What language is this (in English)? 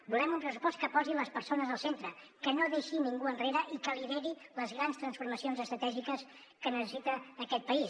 Catalan